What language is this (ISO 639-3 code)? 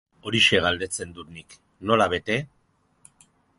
eus